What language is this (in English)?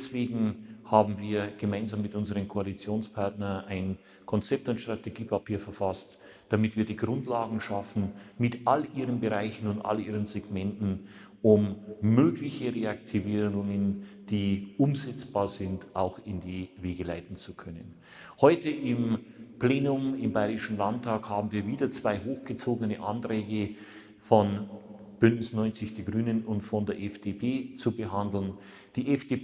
German